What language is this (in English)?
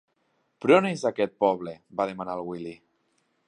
Catalan